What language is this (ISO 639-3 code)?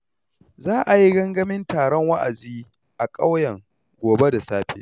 hau